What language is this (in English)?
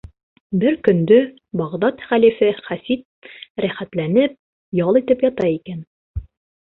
Bashkir